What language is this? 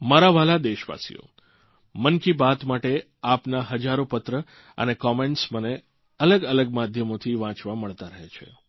Gujarati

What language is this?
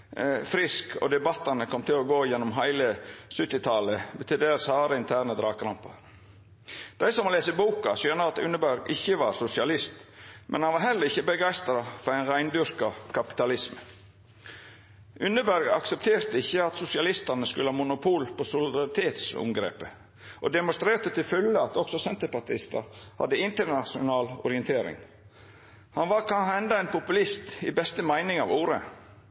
Norwegian Nynorsk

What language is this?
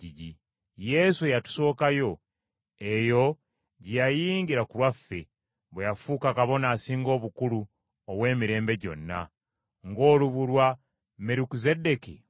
Ganda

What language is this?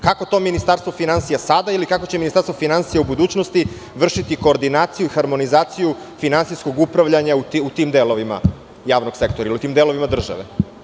Serbian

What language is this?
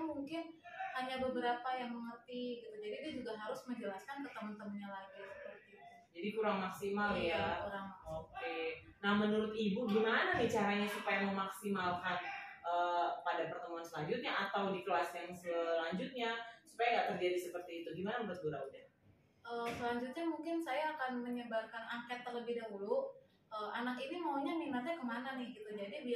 Indonesian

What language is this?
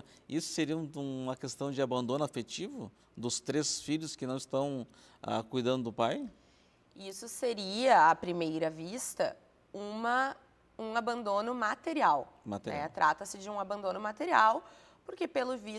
Portuguese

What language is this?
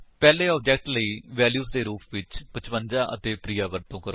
Punjabi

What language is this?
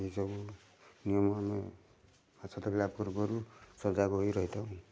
Odia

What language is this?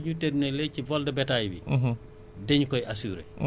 Wolof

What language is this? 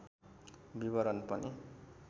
Nepali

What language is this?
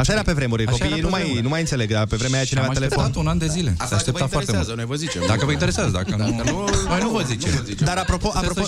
Romanian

